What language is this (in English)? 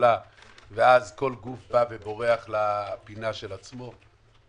Hebrew